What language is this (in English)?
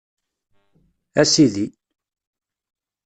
Kabyle